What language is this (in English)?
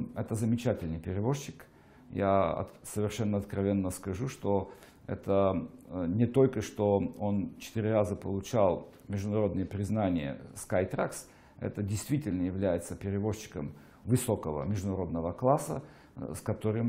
Russian